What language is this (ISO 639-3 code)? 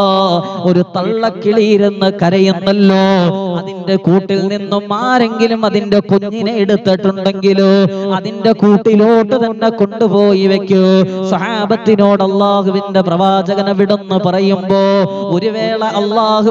ara